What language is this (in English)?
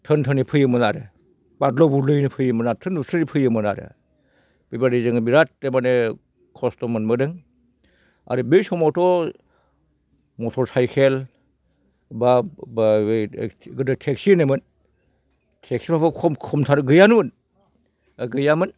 Bodo